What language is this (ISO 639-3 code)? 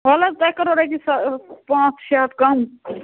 kas